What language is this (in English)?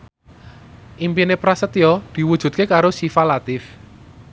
Javanese